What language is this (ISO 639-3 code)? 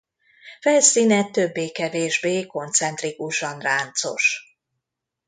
hun